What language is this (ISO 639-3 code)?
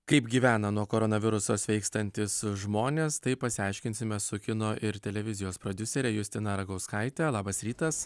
lit